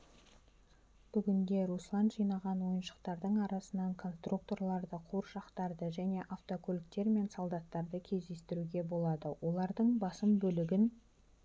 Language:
Kazakh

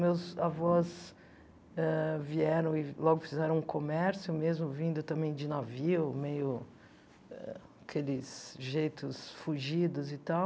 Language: Portuguese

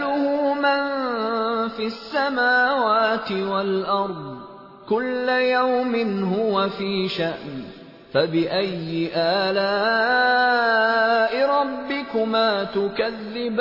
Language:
Urdu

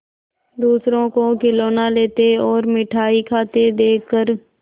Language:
Hindi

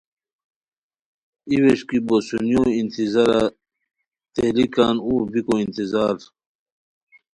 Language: Khowar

